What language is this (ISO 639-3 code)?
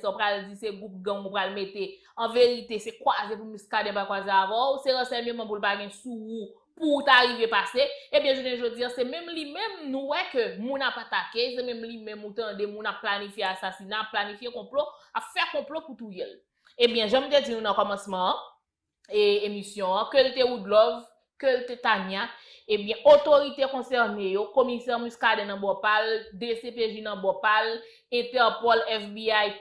fra